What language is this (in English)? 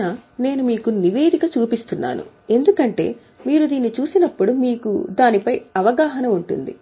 Telugu